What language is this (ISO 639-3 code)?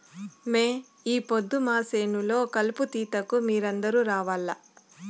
tel